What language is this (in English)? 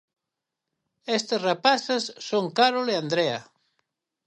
Galician